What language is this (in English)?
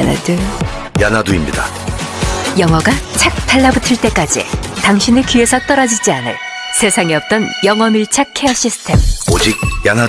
Korean